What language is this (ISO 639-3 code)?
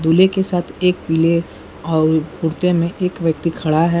hin